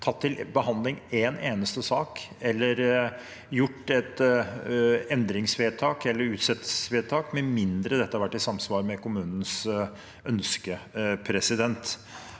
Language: Norwegian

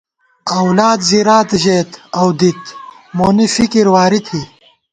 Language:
Gawar-Bati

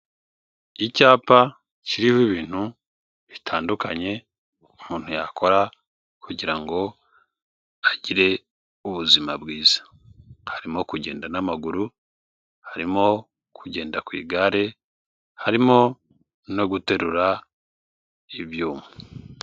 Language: Kinyarwanda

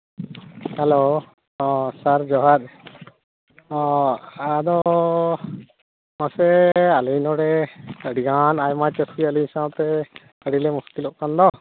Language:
Santali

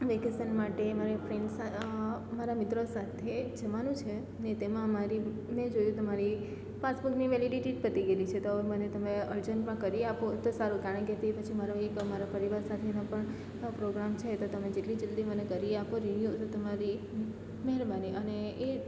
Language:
Gujarati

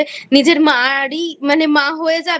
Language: Bangla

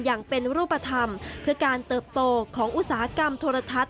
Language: Thai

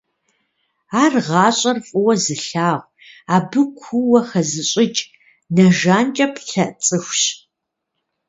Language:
Kabardian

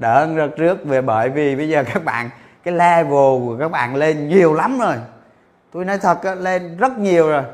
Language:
Vietnamese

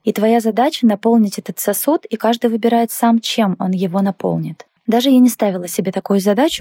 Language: Russian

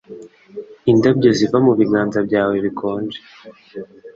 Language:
Kinyarwanda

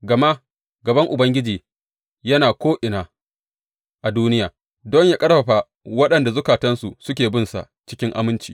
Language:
Hausa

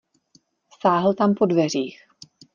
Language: Czech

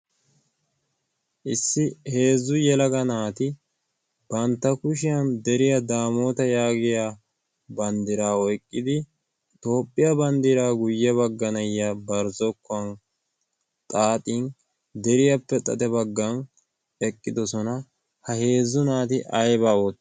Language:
Wolaytta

